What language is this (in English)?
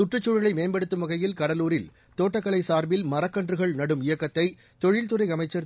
Tamil